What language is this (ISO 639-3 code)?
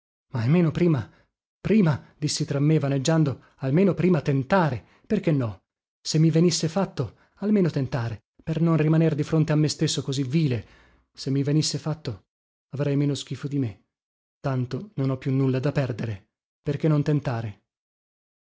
ita